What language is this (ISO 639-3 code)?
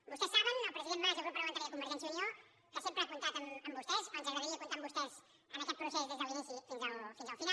cat